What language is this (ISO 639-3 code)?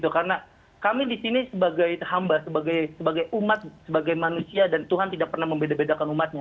ind